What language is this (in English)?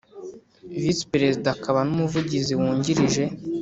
Kinyarwanda